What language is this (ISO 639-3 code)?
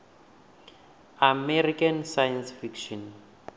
ven